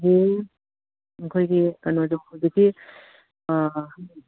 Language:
Manipuri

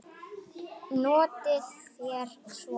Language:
Icelandic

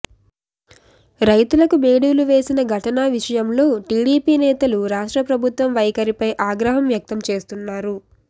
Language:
Telugu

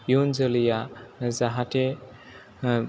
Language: Bodo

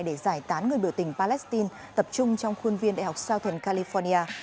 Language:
Vietnamese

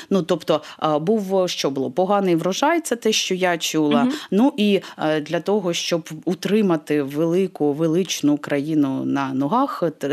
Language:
Ukrainian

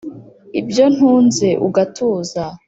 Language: Kinyarwanda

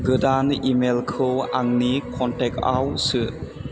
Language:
Bodo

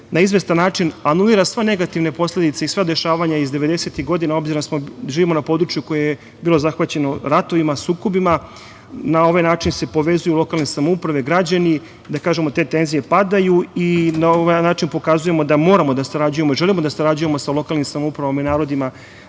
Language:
Serbian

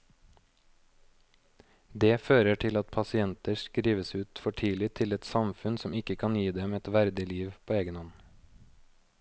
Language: Norwegian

